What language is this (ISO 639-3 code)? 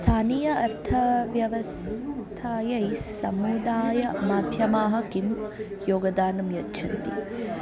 san